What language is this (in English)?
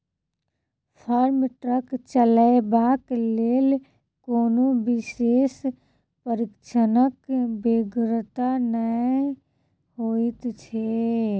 Maithili